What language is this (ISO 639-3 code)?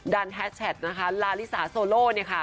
tha